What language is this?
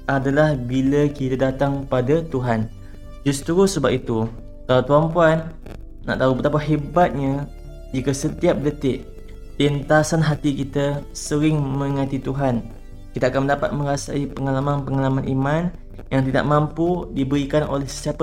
Malay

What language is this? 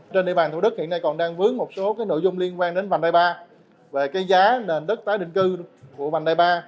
Vietnamese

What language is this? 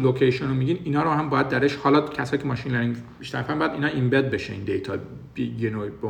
Persian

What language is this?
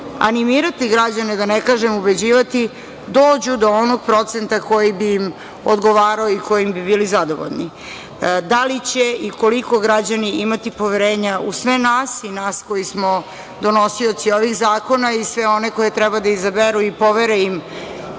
Serbian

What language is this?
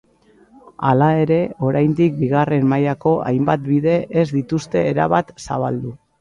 Basque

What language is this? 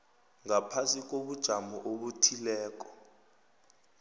South Ndebele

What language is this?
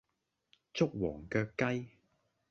Cantonese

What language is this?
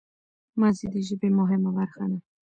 Pashto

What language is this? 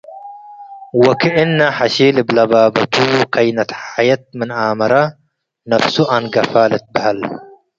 Tigre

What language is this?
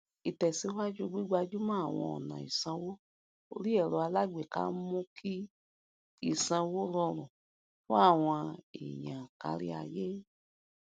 Yoruba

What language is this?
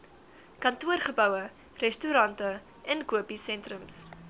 Afrikaans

